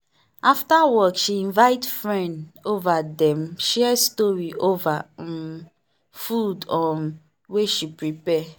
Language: Nigerian Pidgin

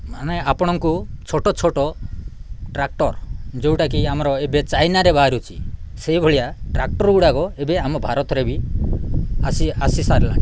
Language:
Odia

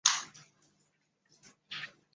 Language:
Chinese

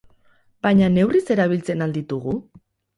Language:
Basque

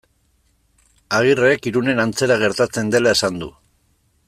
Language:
Basque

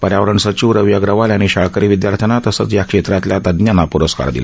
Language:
Marathi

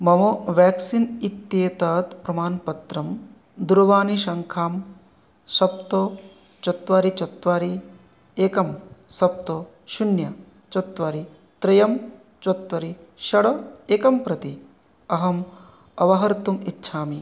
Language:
Sanskrit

